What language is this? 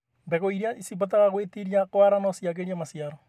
Kikuyu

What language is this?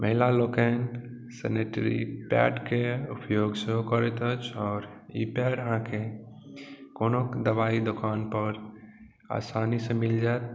Maithili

